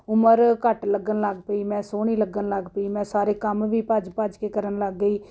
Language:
Punjabi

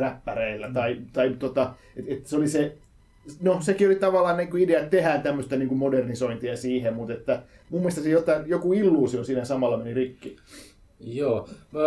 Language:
Finnish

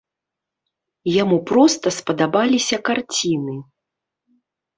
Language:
Belarusian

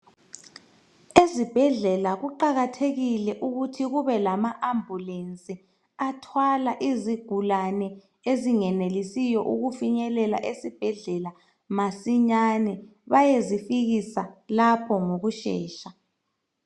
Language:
North Ndebele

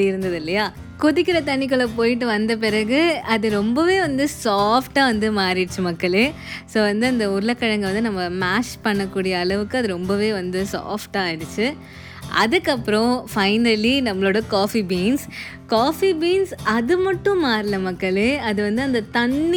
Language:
Tamil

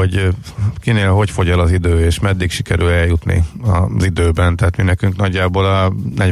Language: Hungarian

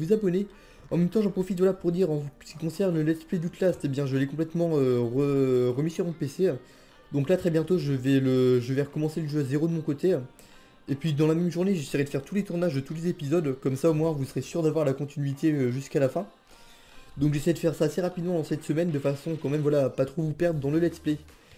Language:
French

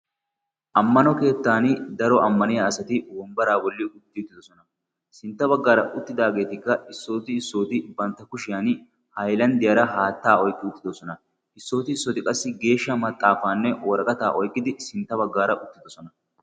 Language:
Wolaytta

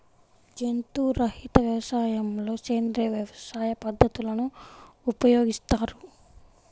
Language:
Telugu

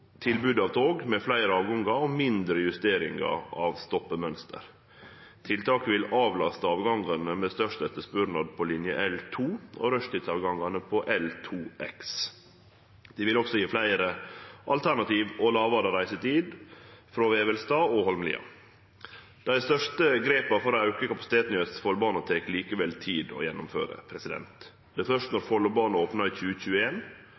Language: Norwegian Nynorsk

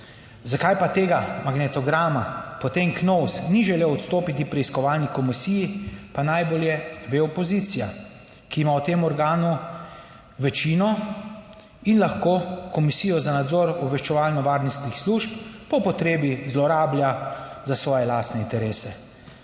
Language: Slovenian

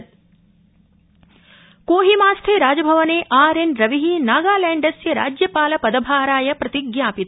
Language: Sanskrit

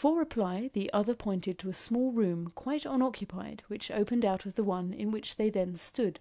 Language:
English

